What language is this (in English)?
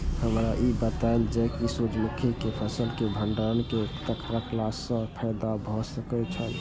Maithili